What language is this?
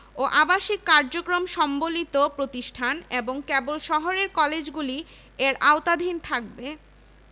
Bangla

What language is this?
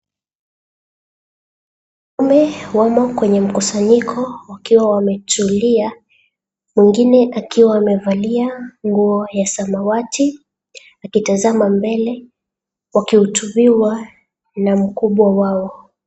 Swahili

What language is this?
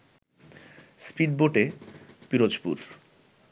Bangla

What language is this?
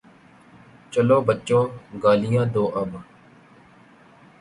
Urdu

